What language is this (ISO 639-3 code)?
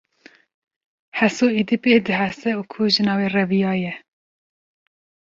kur